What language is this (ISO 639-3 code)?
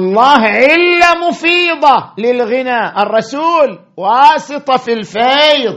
ara